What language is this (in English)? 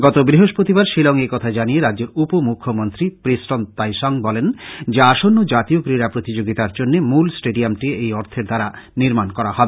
Bangla